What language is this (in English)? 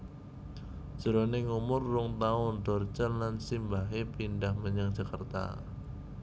Javanese